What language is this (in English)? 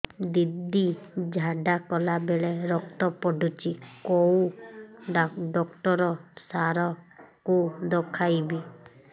Odia